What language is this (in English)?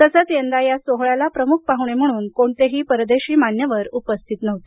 Marathi